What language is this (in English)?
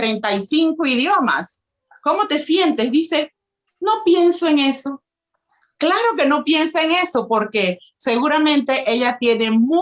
Spanish